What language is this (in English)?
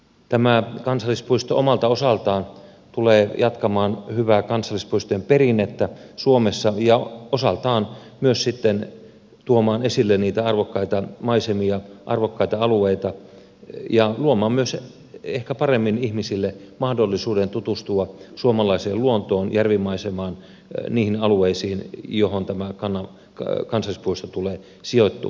Finnish